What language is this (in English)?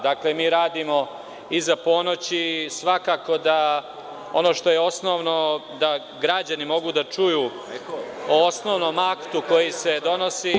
Serbian